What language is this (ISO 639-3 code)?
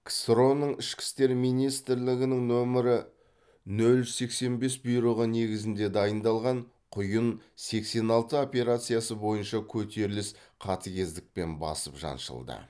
kaz